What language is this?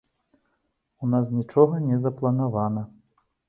Belarusian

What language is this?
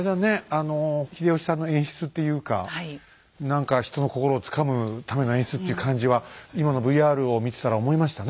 Japanese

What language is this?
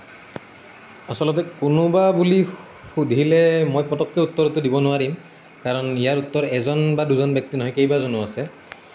Assamese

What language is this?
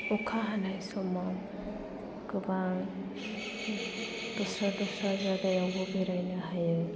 Bodo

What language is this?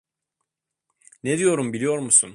Turkish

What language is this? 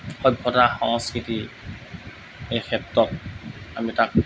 Assamese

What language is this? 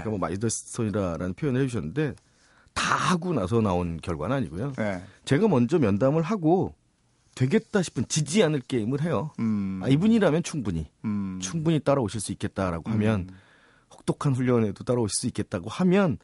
Korean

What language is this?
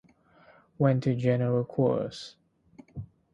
English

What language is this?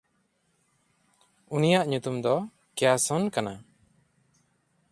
Santali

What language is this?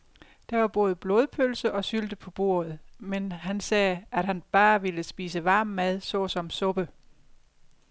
Danish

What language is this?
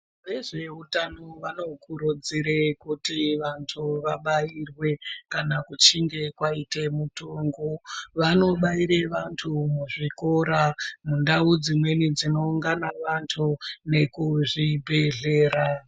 Ndau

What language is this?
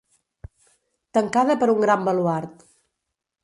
Catalan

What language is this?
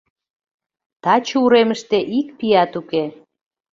Mari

